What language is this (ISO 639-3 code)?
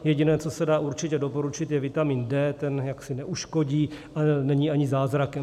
ces